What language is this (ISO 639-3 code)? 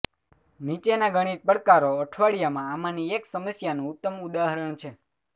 guj